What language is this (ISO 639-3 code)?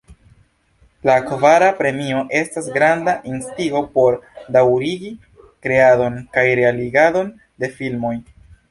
epo